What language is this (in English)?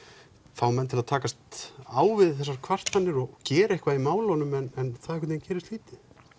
Icelandic